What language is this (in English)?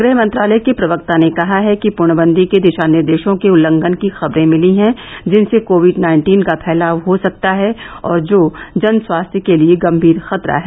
Hindi